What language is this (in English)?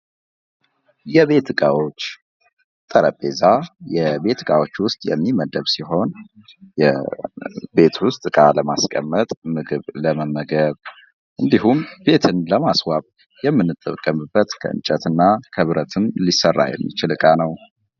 Amharic